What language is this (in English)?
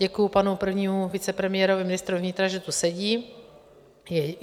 Czech